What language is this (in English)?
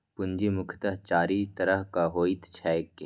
Maithili